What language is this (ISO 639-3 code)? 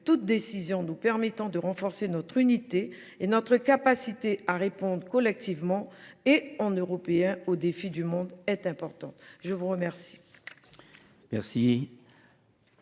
fra